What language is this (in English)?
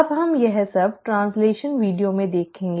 Hindi